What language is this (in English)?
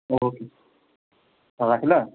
Nepali